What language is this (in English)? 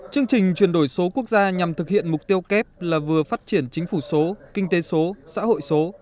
Vietnamese